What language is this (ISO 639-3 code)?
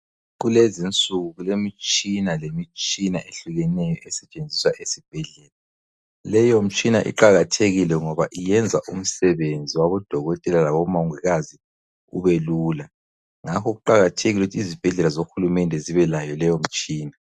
nde